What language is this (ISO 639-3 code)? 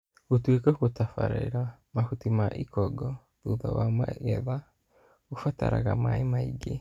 kik